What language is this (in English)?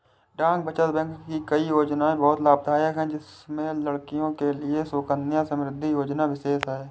Hindi